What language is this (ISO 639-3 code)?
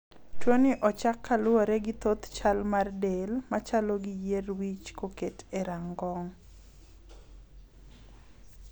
luo